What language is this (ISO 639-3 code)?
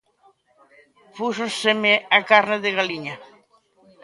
glg